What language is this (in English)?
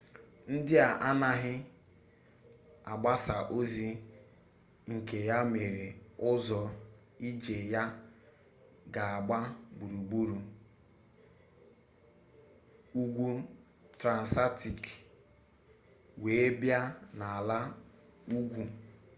Igbo